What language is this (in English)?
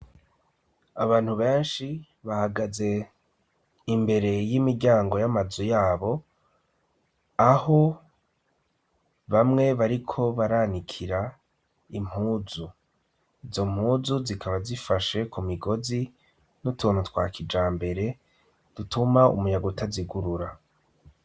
Rundi